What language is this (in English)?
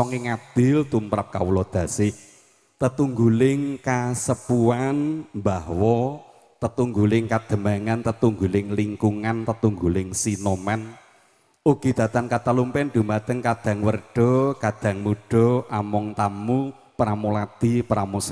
Indonesian